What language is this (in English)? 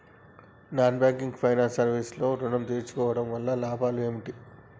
Telugu